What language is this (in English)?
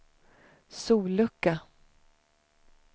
Swedish